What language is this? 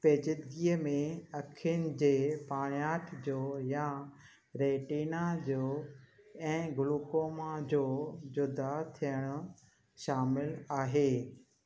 Sindhi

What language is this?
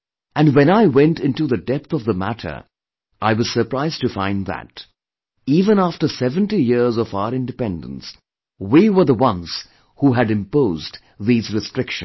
English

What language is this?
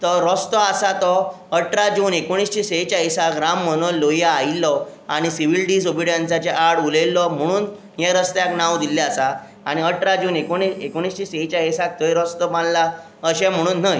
Konkani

